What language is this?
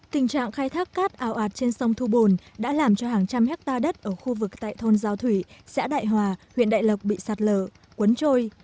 Vietnamese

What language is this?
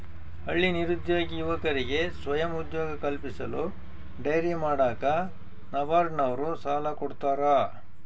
Kannada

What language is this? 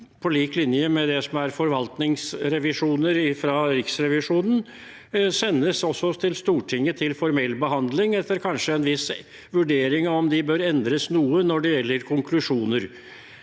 Norwegian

